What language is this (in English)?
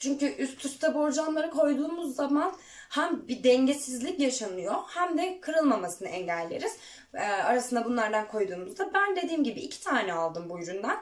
Turkish